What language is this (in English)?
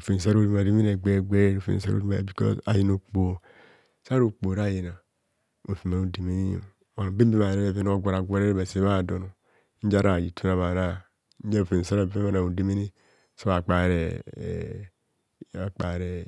Kohumono